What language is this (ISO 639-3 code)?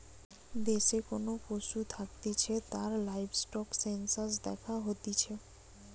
ben